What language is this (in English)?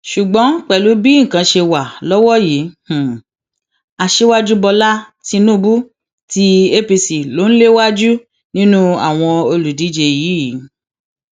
Yoruba